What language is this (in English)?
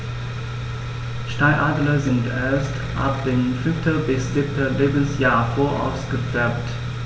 German